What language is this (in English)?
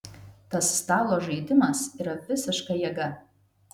Lithuanian